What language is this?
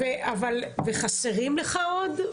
Hebrew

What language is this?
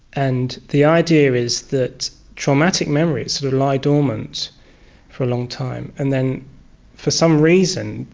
English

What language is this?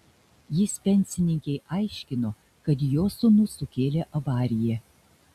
Lithuanian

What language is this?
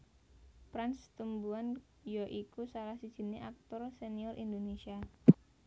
Javanese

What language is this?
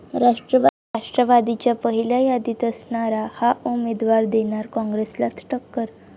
Marathi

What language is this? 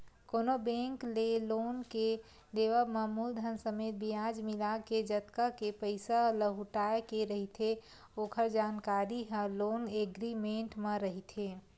Chhattisgarhi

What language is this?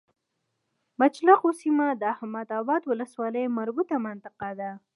Pashto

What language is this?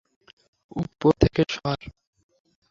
Bangla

